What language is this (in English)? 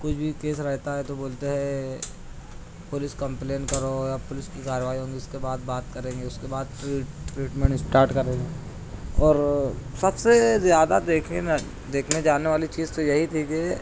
Urdu